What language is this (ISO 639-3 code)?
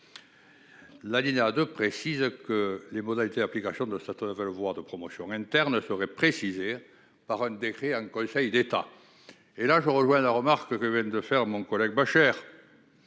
fra